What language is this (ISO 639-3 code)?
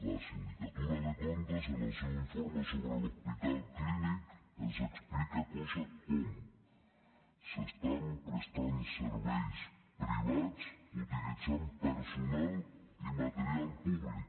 cat